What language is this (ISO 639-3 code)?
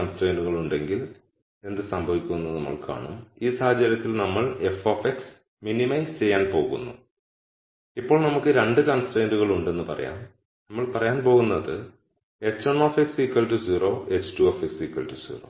mal